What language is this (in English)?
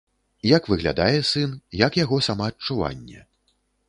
Belarusian